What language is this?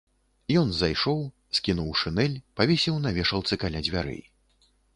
Belarusian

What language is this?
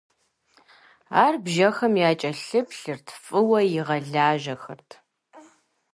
Kabardian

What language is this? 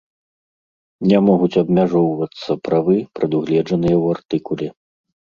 Belarusian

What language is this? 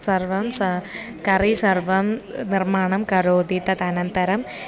Sanskrit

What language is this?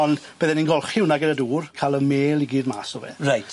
Welsh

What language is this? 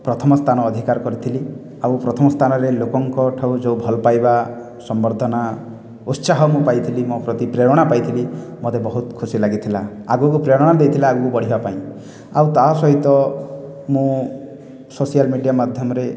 Odia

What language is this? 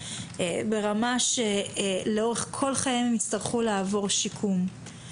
Hebrew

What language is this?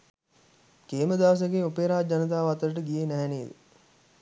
Sinhala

